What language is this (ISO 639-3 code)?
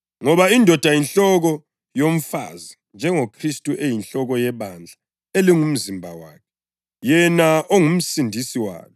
nde